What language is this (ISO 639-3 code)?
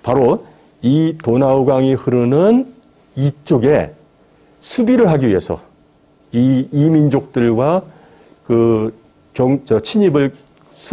kor